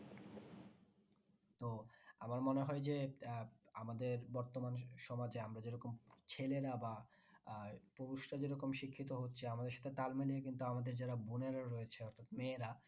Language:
Bangla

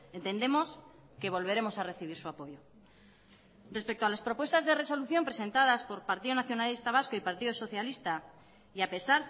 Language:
Spanish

